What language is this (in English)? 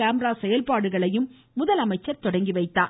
Tamil